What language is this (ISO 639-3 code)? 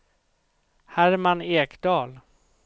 swe